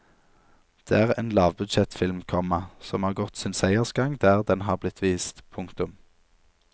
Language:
Norwegian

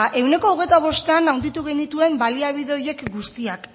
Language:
Basque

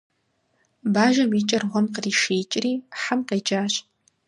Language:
Kabardian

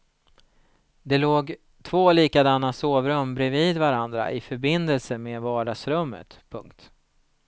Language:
Swedish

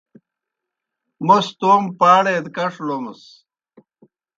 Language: Kohistani Shina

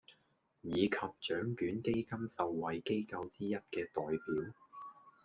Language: Cantonese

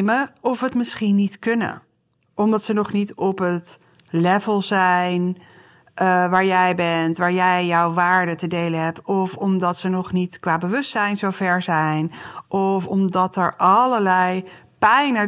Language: Dutch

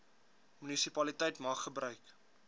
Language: Afrikaans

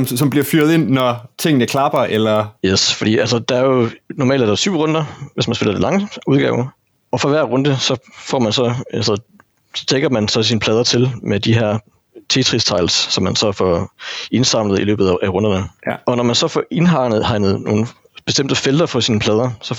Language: Danish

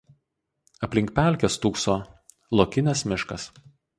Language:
Lithuanian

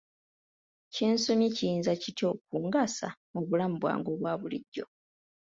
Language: Ganda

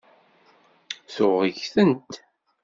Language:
Kabyle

